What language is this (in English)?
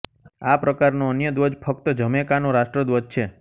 Gujarati